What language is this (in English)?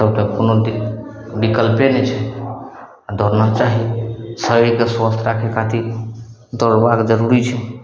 Maithili